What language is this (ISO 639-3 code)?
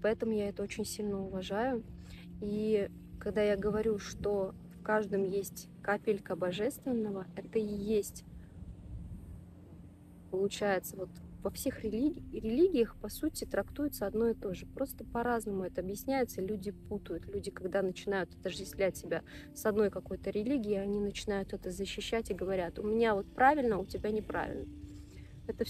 rus